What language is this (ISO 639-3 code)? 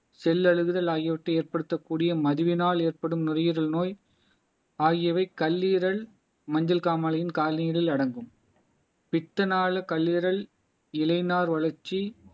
tam